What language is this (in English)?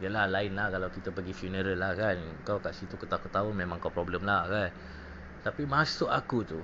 Malay